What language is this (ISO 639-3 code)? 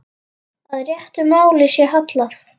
isl